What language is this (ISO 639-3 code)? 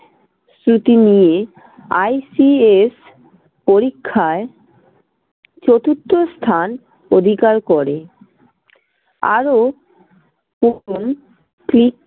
ben